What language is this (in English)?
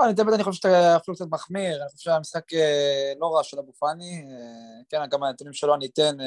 Hebrew